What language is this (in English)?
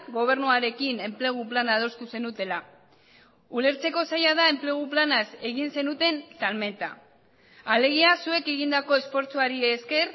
Basque